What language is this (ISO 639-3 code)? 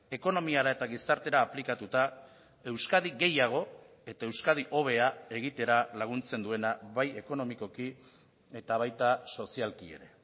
eus